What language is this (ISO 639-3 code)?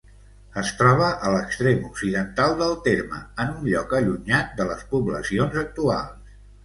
cat